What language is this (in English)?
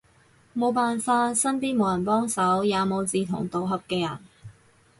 Cantonese